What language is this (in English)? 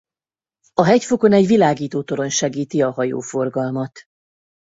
Hungarian